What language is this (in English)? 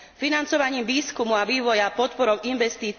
Slovak